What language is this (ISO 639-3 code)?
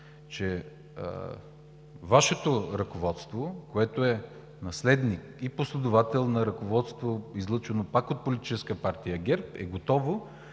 bul